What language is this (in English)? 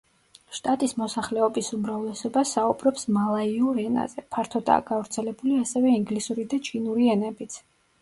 Georgian